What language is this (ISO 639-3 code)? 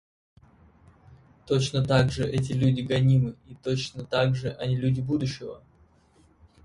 rus